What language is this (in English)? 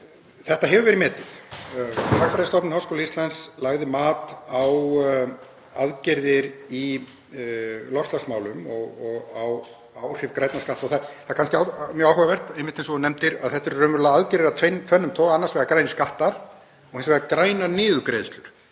Icelandic